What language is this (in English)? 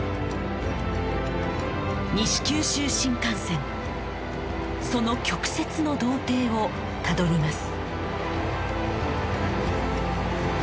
Japanese